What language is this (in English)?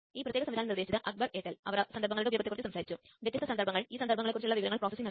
Malayalam